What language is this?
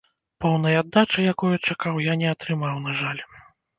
Belarusian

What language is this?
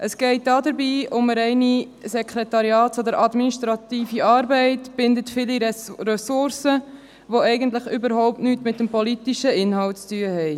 Swiss German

